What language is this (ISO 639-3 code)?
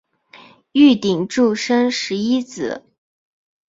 zho